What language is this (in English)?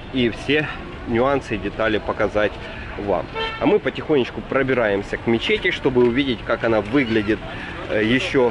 Russian